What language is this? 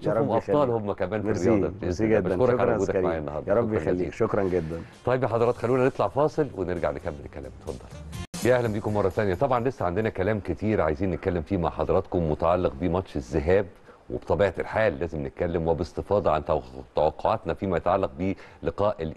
Arabic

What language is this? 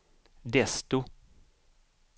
Swedish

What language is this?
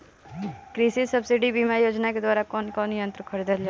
Bhojpuri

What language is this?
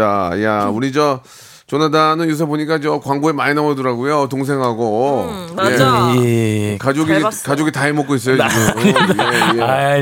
Korean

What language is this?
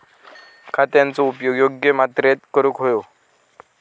Marathi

